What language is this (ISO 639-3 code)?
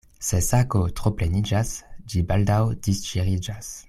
epo